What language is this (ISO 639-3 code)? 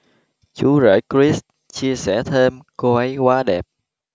vie